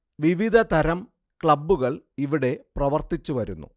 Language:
Malayalam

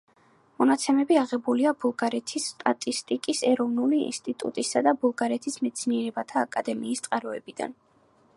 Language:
Georgian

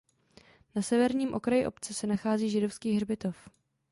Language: Czech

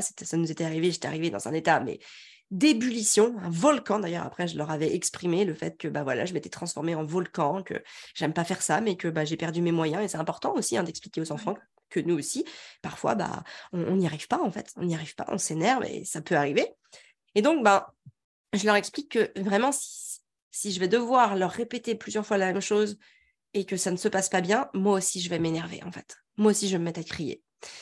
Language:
French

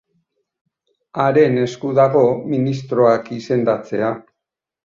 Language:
Basque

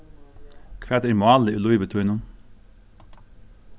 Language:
Faroese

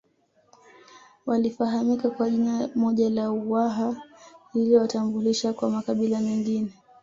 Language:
Swahili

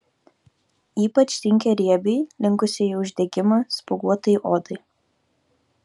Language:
Lithuanian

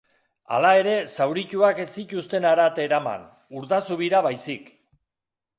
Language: Basque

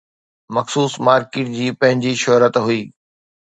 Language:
Sindhi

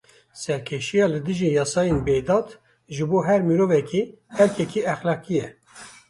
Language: Kurdish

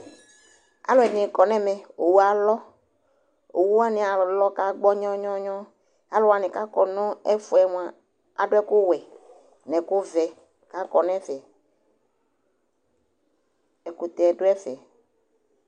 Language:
Ikposo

